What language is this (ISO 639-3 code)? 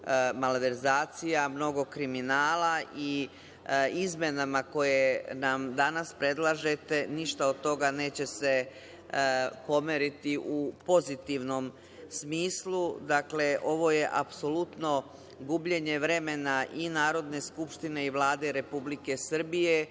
srp